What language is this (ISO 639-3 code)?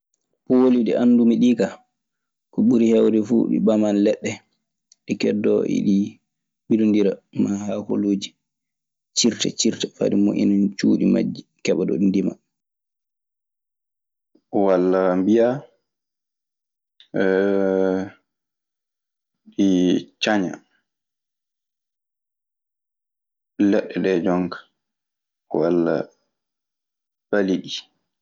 ffm